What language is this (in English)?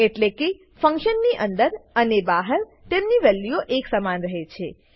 Gujarati